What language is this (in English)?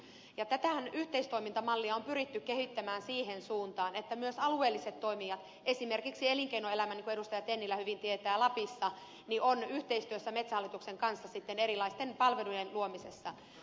Finnish